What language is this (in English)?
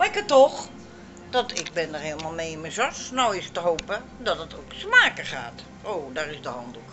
Dutch